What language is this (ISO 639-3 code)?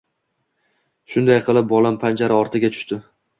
uzb